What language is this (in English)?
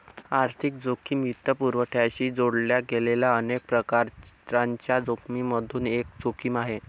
Marathi